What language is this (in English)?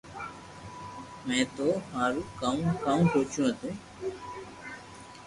Loarki